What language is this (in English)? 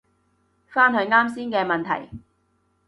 Cantonese